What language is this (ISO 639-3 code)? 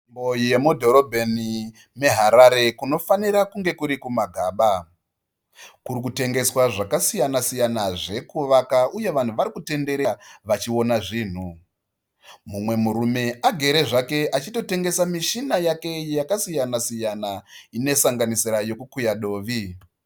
sna